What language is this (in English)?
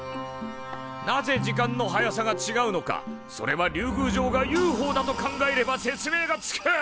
Japanese